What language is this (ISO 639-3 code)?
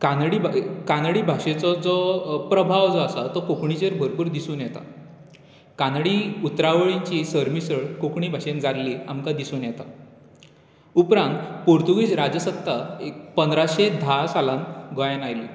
kok